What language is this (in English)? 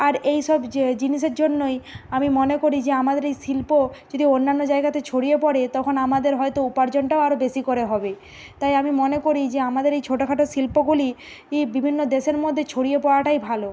Bangla